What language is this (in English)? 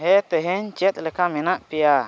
Santali